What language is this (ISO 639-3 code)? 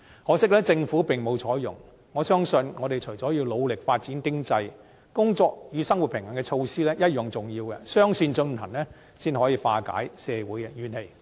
yue